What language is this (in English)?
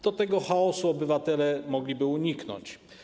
Polish